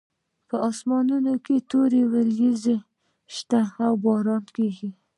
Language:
Pashto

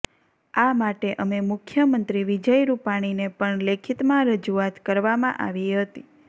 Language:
Gujarati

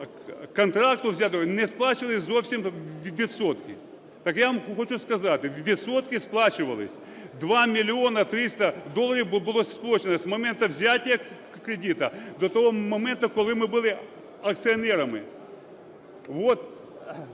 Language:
Ukrainian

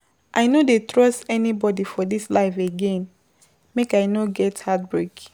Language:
Nigerian Pidgin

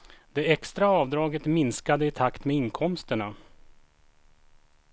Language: Swedish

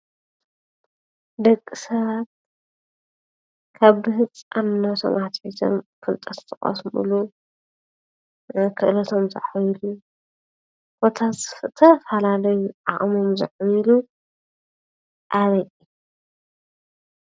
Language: Tigrinya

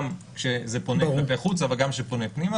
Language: Hebrew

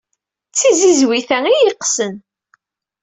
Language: Kabyle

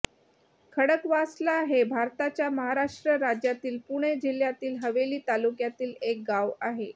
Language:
Marathi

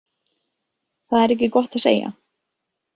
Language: Icelandic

